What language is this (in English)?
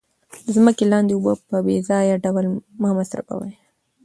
Pashto